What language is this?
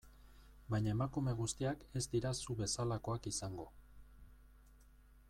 Basque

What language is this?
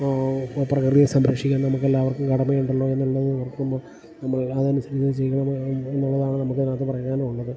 Malayalam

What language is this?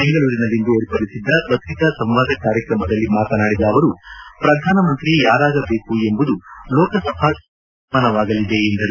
Kannada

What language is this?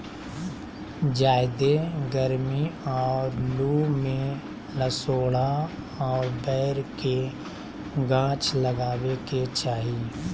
Magahi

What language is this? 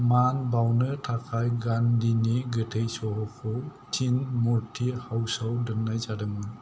Bodo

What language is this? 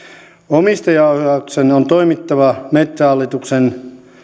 Finnish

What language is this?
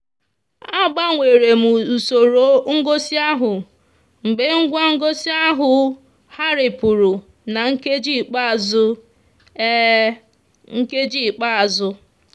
Igbo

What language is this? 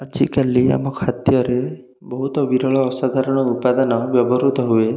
Odia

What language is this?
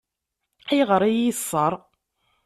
Kabyle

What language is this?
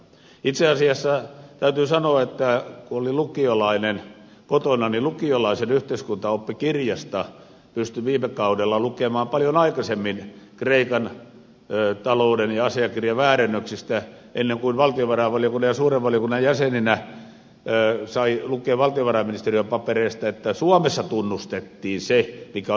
Finnish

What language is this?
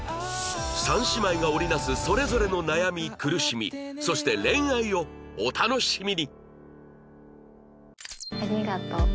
Japanese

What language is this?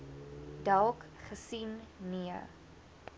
Afrikaans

